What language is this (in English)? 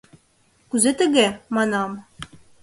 Mari